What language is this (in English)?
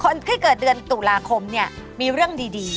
Thai